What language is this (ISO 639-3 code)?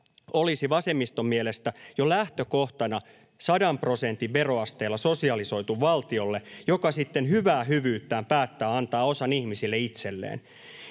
fin